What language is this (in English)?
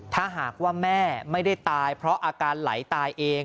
Thai